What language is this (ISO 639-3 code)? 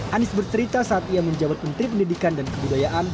ind